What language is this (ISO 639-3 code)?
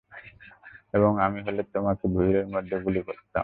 ben